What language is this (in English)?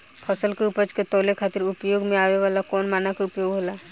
Bhojpuri